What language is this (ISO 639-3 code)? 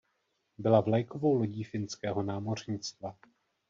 ces